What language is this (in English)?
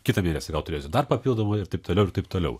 Lithuanian